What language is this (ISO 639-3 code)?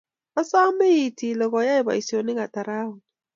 kln